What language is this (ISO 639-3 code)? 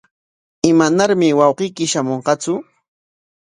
qwa